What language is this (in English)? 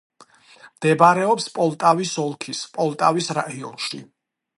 Georgian